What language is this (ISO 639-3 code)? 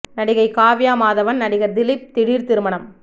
tam